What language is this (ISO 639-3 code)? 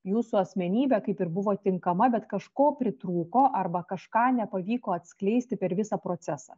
lit